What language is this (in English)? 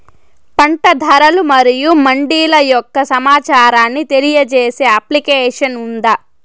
Telugu